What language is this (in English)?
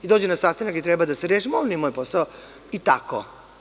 Serbian